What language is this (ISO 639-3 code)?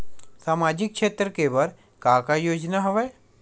hne